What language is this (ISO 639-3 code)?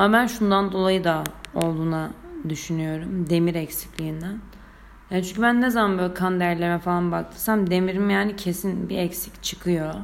tur